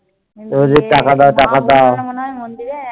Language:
Bangla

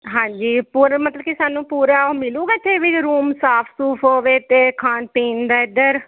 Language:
Punjabi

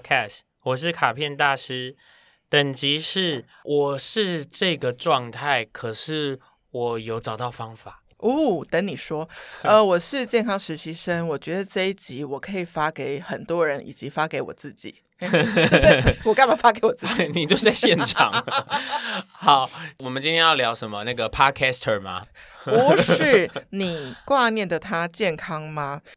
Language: Chinese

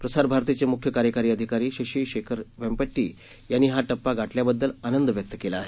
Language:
Marathi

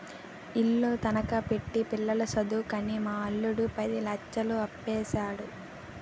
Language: Telugu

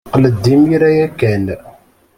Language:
Kabyle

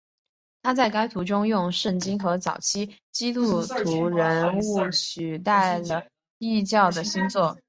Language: Chinese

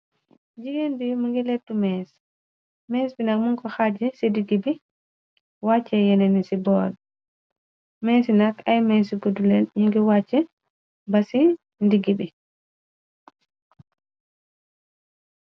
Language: Wolof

